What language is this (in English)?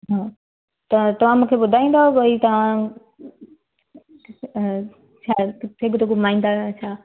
Sindhi